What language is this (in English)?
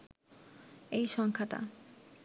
Bangla